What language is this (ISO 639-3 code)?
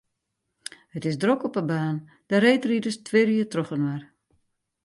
fry